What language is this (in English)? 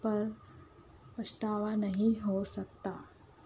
Urdu